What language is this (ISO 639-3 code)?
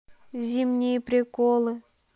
rus